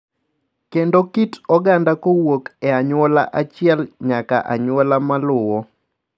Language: Luo (Kenya and Tanzania)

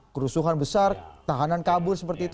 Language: Indonesian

